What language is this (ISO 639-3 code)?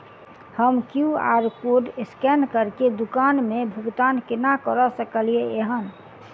mai